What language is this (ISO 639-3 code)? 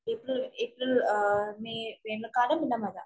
mal